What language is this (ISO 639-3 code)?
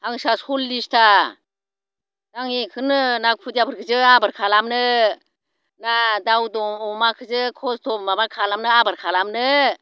brx